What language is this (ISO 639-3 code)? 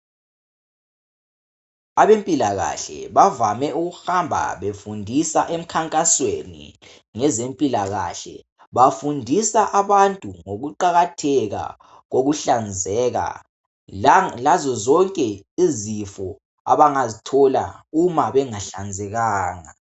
nde